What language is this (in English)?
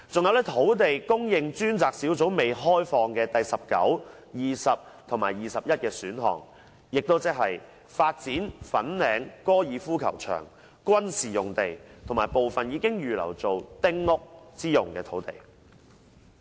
Cantonese